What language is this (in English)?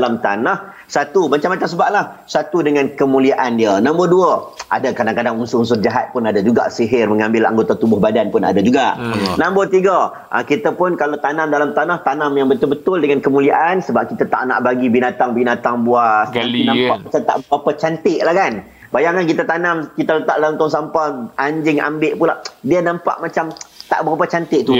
Malay